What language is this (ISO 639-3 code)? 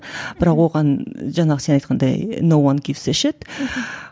kaz